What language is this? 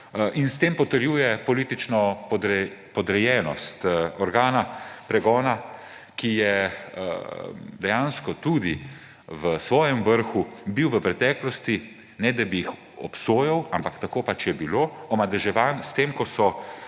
Slovenian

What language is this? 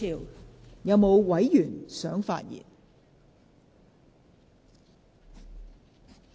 Cantonese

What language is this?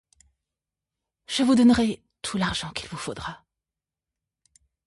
French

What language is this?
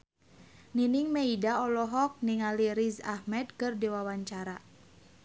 Sundanese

